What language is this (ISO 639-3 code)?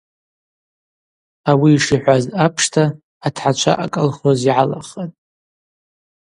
abq